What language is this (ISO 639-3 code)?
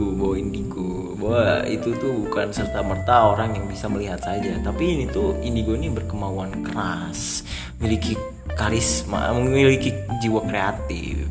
ind